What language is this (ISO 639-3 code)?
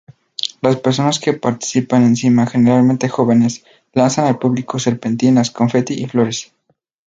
spa